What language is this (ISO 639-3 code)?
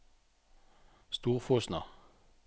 nor